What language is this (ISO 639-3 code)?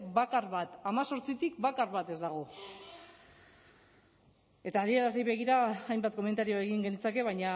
eus